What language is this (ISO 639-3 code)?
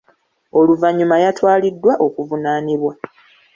lug